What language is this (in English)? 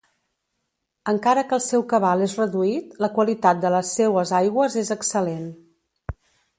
Catalan